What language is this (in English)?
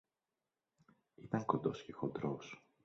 Greek